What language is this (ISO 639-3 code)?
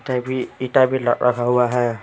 hin